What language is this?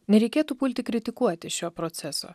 Lithuanian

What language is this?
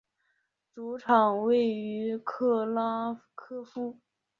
Chinese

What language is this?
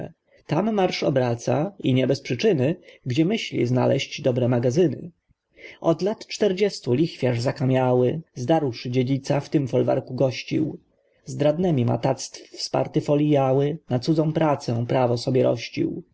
Polish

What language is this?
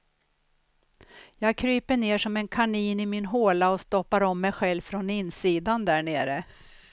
Swedish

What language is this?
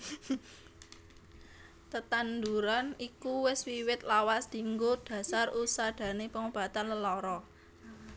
Javanese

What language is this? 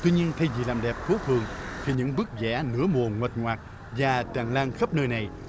Vietnamese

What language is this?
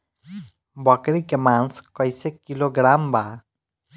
Bhojpuri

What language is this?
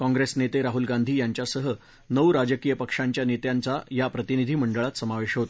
Marathi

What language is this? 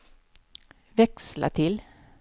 Swedish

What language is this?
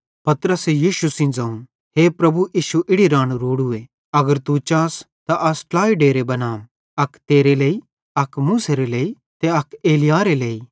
Bhadrawahi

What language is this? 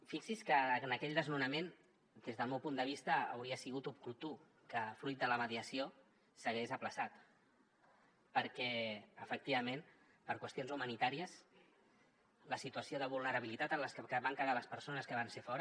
Catalan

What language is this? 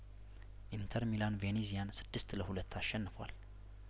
Amharic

